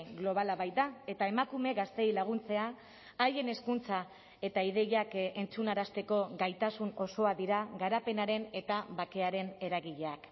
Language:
Basque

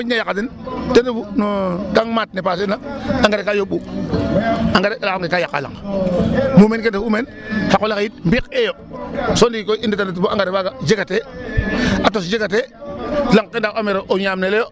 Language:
Serer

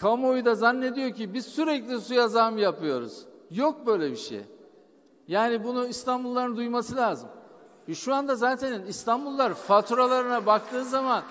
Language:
Turkish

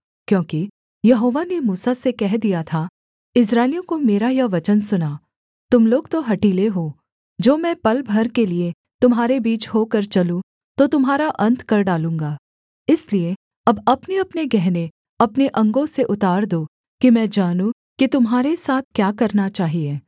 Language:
Hindi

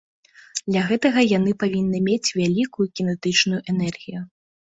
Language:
Belarusian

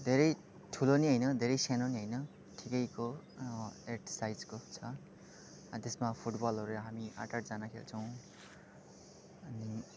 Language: Nepali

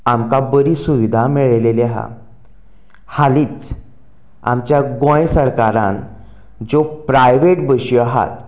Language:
Konkani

